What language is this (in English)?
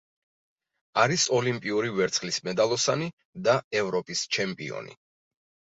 Georgian